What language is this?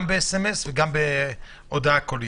Hebrew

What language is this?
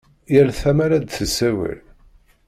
Kabyle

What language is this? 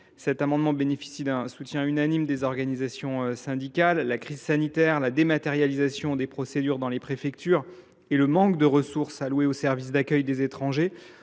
French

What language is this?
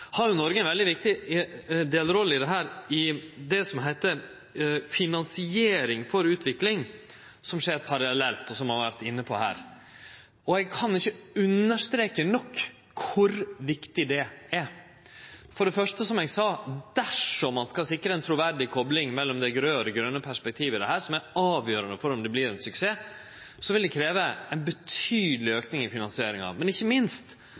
Norwegian Nynorsk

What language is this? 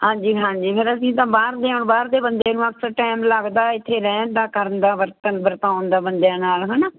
Punjabi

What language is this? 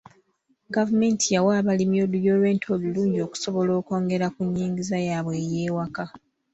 Ganda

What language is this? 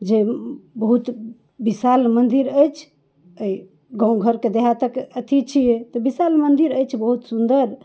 Maithili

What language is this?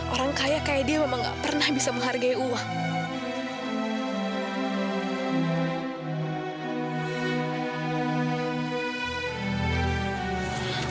Indonesian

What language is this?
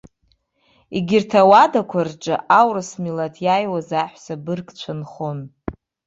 Abkhazian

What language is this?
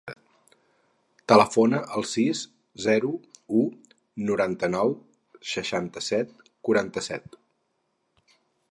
Catalan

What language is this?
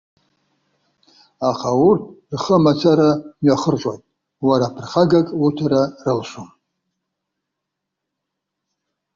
Abkhazian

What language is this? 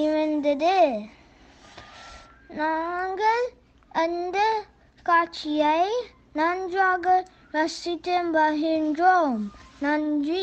Turkish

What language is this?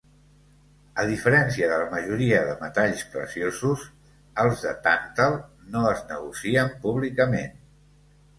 Catalan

